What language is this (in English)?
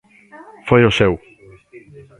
Galician